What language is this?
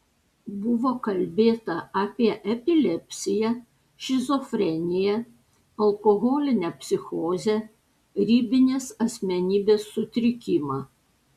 Lithuanian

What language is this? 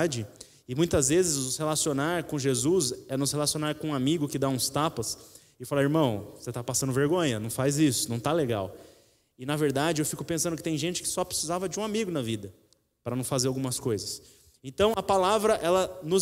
Portuguese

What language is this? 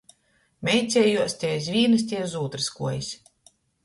Latgalian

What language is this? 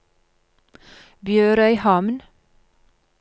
Norwegian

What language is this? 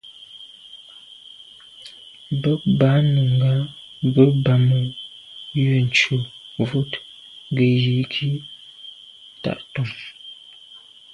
Medumba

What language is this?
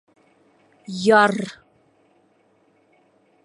Bashkir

